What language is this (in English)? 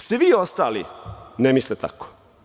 Serbian